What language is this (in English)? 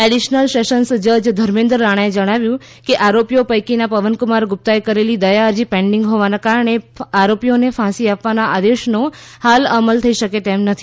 Gujarati